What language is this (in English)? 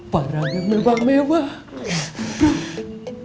Indonesian